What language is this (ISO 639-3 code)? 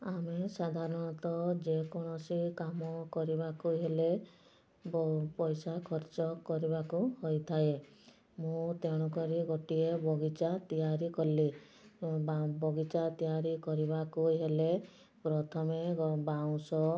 ori